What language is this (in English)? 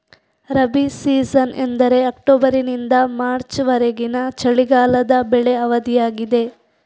Kannada